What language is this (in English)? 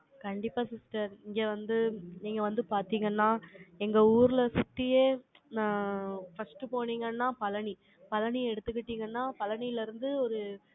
Tamil